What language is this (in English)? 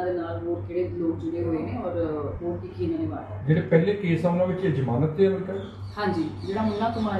Punjabi